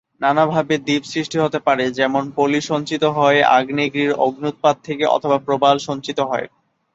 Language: Bangla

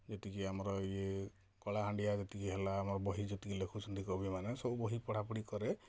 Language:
Odia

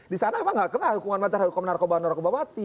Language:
Indonesian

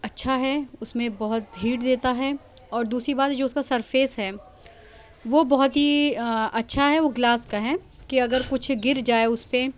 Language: Urdu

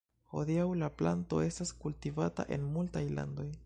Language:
Esperanto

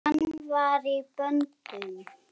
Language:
Icelandic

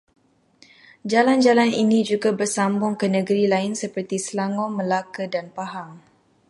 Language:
Malay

